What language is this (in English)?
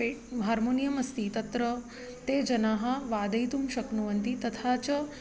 Sanskrit